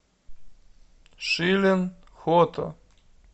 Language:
Russian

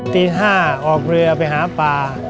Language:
Thai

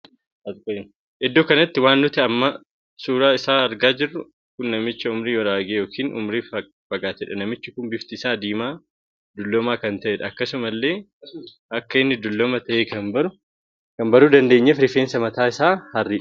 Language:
Oromo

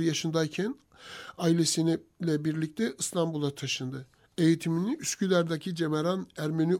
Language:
Turkish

